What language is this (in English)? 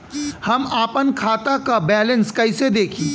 Bhojpuri